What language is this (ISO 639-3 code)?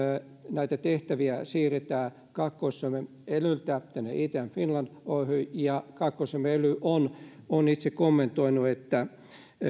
fin